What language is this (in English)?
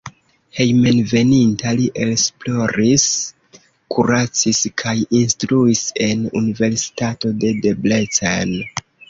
Esperanto